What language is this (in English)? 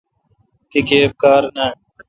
Kalkoti